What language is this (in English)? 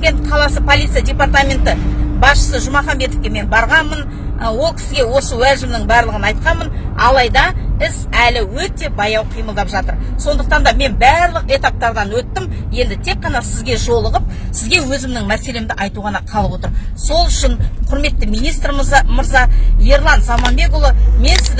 Kazakh